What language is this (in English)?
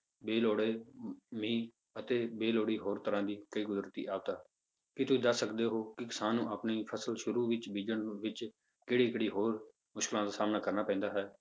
Punjabi